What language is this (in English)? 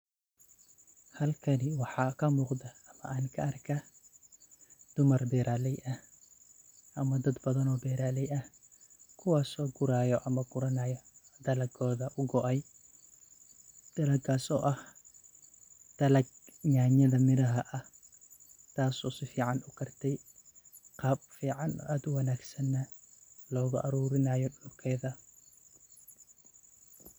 Somali